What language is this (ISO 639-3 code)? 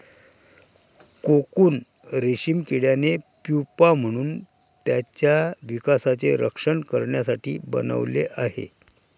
mar